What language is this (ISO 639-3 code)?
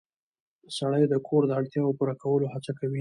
pus